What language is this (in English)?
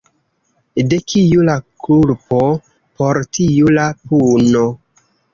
Esperanto